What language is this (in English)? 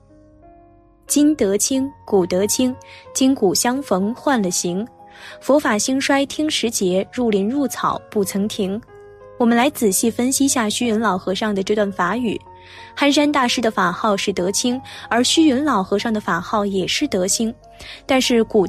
Chinese